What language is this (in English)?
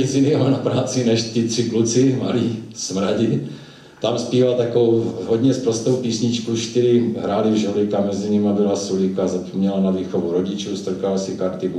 Czech